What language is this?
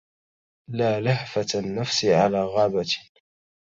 Arabic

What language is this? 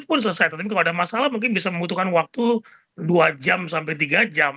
Indonesian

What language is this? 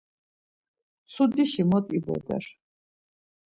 Laz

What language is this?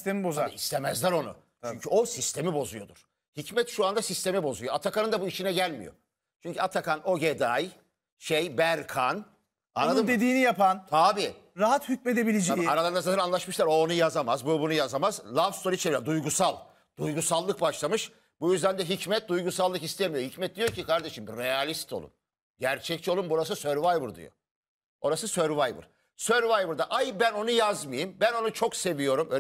Turkish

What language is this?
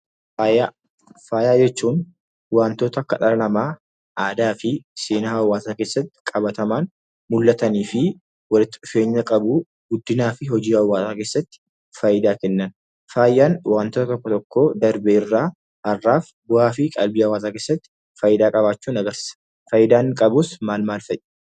Oromo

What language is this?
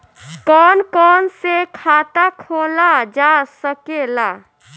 Bhojpuri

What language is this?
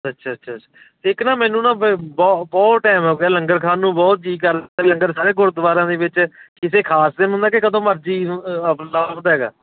Punjabi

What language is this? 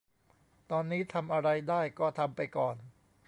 Thai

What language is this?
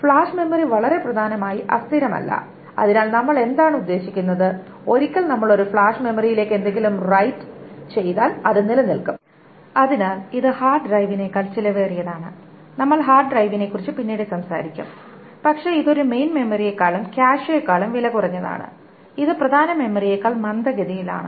Malayalam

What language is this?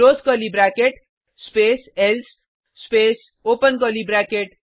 Hindi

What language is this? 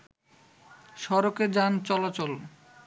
Bangla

